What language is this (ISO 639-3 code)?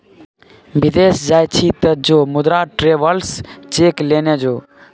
mai